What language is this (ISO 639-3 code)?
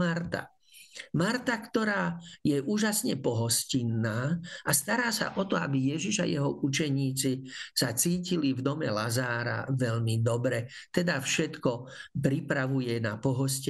slk